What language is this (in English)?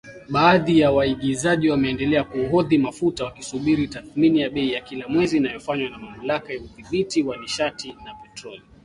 Swahili